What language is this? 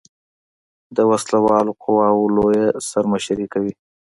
Pashto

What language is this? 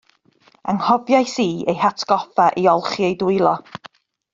Welsh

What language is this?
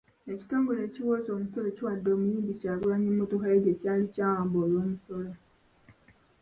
Ganda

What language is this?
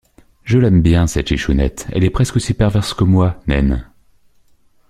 French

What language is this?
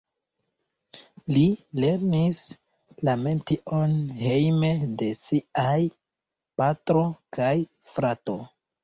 Esperanto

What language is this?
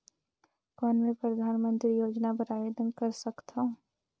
Chhattisgarhi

